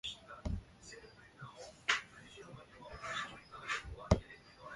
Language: Bafia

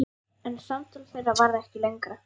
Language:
Icelandic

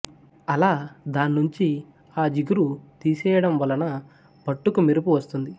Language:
Telugu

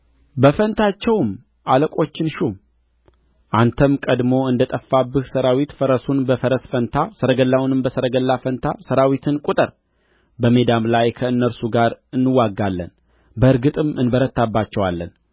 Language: Amharic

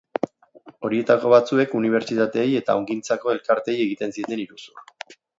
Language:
Basque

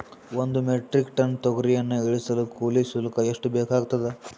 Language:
Kannada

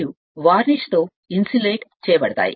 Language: Telugu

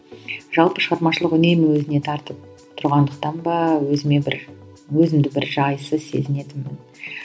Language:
Kazakh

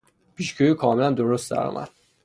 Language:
Persian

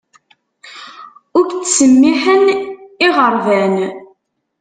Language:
Kabyle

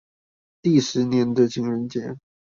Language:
Chinese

